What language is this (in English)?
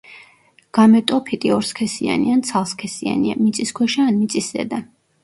Georgian